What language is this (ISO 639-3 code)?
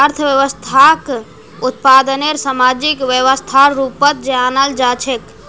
mag